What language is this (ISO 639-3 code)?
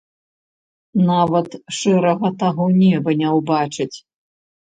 bel